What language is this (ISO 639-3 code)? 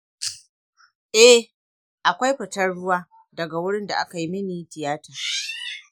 hau